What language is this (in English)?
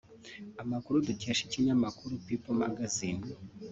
Kinyarwanda